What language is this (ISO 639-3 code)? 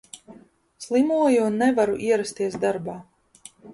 lav